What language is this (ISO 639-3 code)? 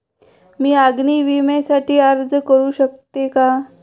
mar